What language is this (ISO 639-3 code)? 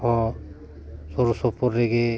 sat